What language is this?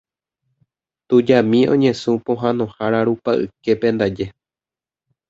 Guarani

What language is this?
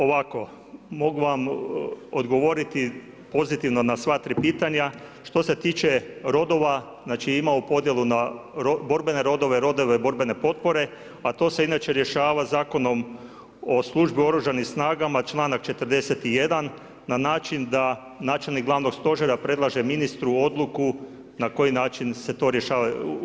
Croatian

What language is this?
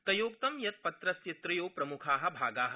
Sanskrit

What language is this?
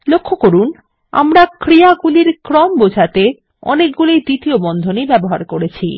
Bangla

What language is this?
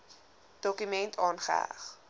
Afrikaans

